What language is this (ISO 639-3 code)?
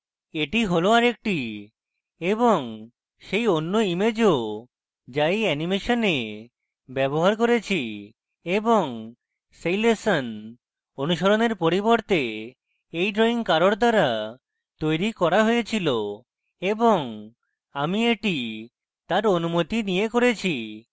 ben